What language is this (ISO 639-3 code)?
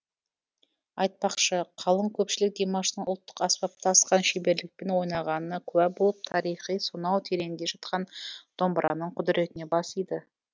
kaz